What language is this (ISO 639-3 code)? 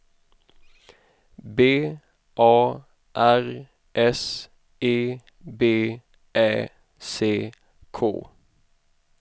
swe